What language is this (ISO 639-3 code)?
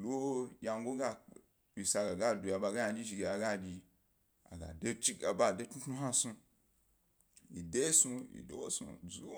gby